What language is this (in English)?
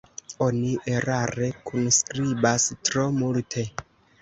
Esperanto